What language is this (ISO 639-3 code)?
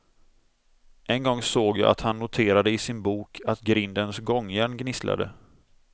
swe